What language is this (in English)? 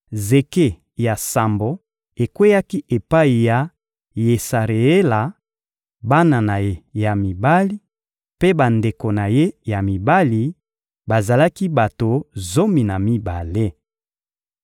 Lingala